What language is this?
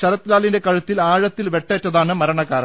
Malayalam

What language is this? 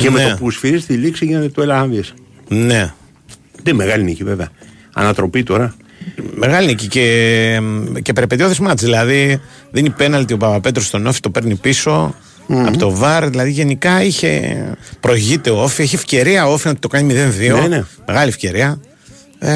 Greek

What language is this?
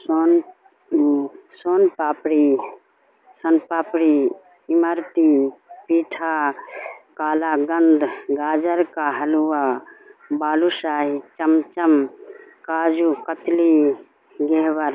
Urdu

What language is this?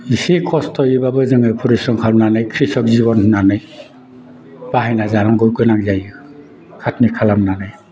Bodo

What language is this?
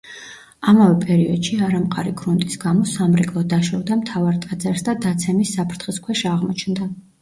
Georgian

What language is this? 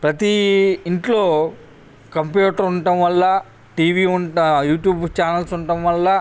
Telugu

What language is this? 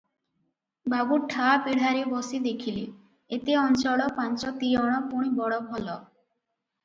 Odia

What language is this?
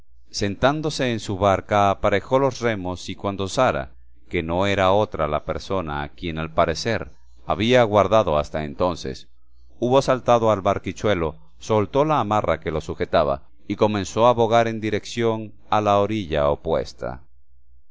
Spanish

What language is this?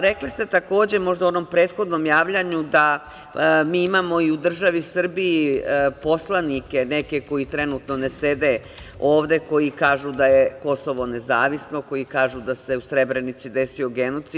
Serbian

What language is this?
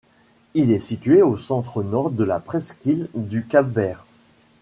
French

